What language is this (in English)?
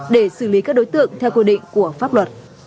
Vietnamese